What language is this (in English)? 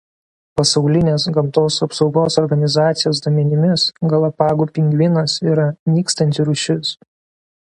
Lithuanian